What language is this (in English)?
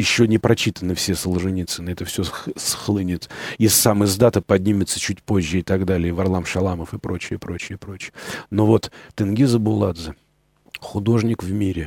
Russian